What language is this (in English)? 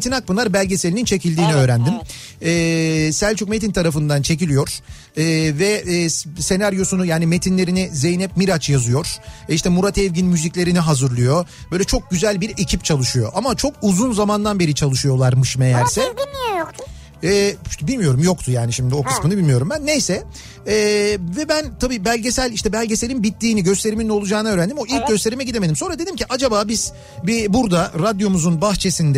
Turkish